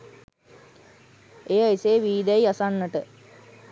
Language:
Sinhala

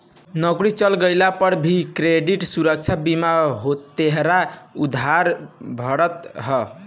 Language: Bhojpuri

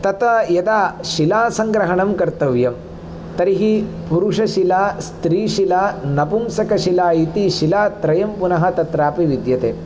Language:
Sanskrit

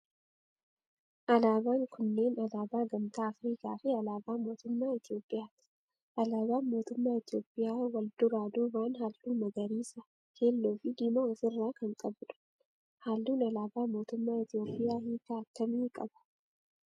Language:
Oromo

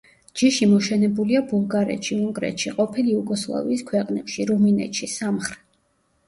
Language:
Georgian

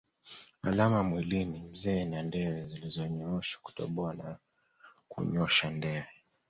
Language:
Swahili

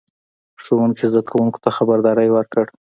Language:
Pashto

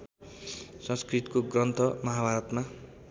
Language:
Nepali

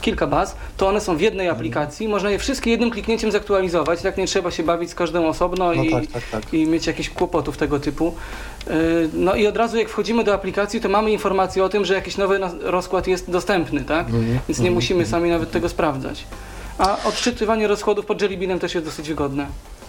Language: Polish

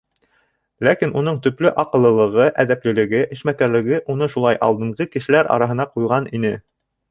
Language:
Bashkir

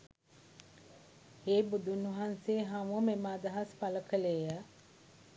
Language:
Sinhala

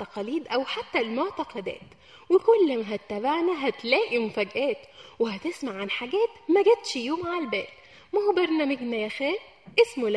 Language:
Arabic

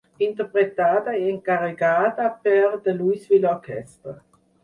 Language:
Catalan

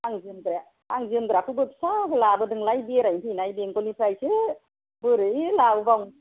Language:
Bodo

